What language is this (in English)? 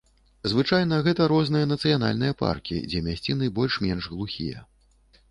Belarusian